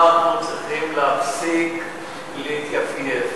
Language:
Hebrew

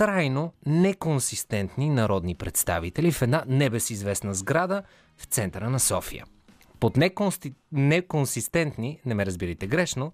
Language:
Bulgarian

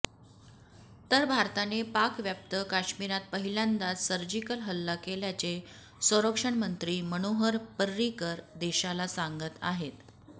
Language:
Marathi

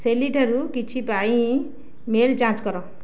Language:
Odia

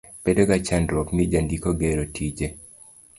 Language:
Luo (Kenya and Tanzania)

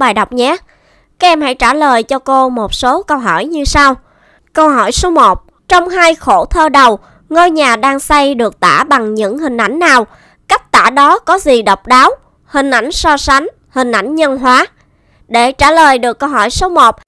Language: Vietnamese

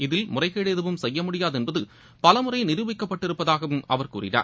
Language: Tamil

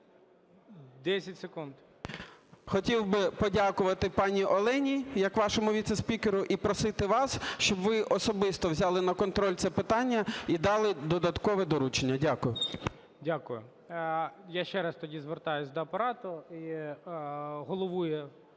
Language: Ukrainian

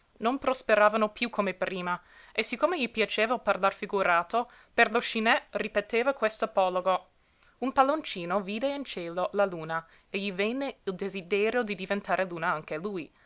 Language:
Italian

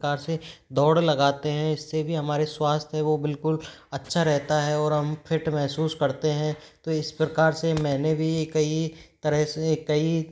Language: Hindi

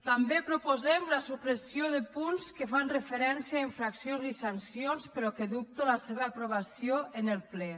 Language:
Catalan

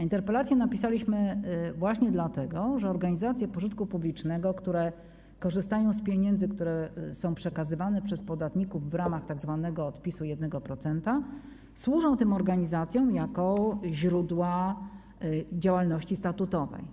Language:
Polish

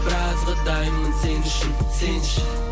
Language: Kazakh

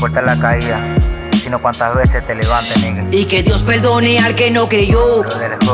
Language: Spanish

